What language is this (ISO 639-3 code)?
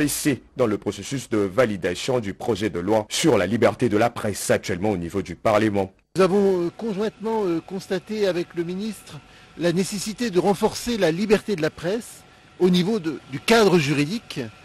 fra